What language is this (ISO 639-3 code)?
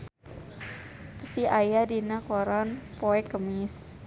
sun